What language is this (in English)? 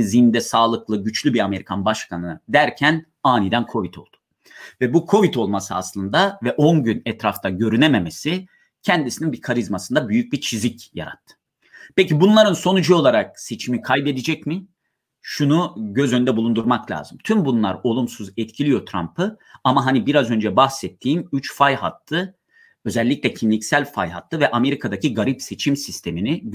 Turkish